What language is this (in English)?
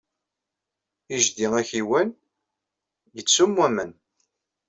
Kabyle